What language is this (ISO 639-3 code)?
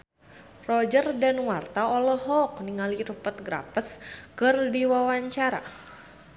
sun